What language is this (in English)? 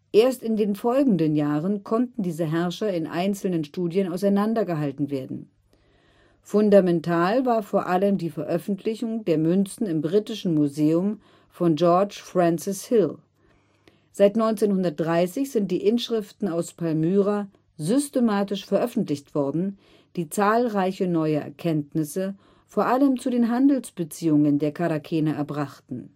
German